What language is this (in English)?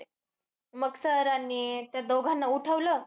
Marathi